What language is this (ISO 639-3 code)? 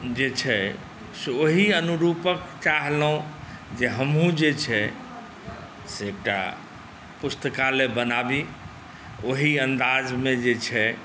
mai